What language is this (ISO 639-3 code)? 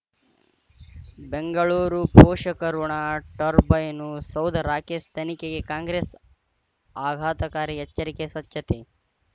kan